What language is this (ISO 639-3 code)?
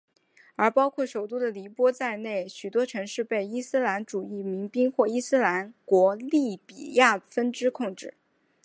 zho